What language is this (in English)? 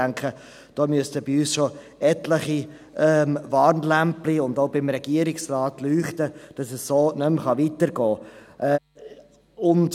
Swiss German